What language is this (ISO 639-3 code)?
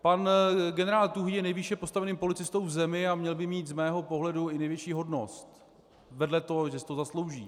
ces